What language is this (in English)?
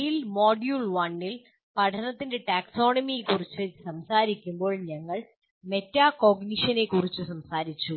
Malayalam